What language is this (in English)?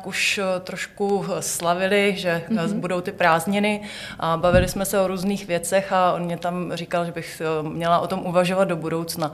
Czech